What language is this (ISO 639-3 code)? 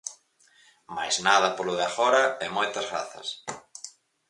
glg